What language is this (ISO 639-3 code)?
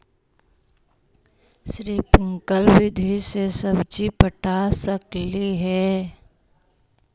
mag